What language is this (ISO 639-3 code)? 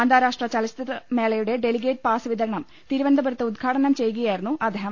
mal